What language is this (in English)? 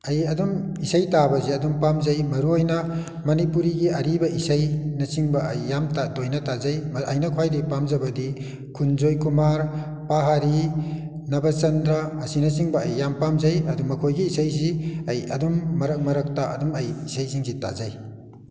Manipuri